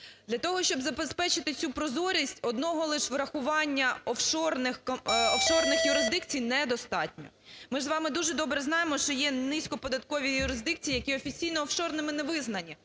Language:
Ukrainian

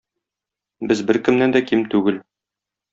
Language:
Tatar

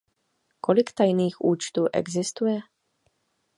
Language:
Czech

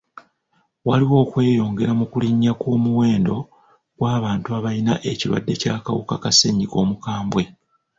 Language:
Ganda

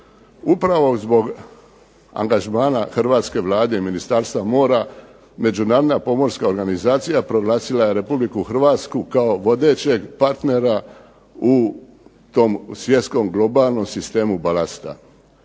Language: Croatian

